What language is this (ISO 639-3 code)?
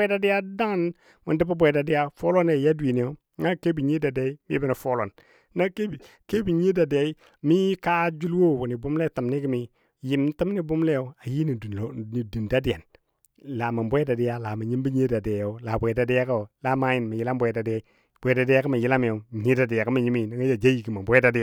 dbd